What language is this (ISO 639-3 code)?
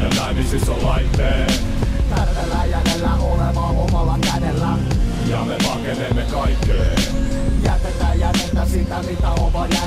fin